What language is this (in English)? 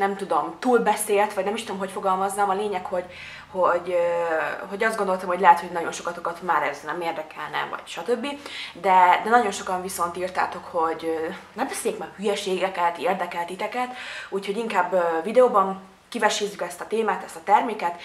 Hungarian